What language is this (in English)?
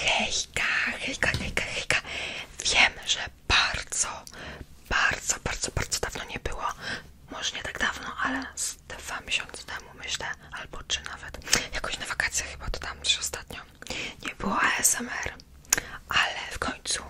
Polish